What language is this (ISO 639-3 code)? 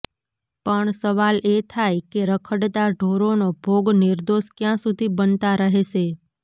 guj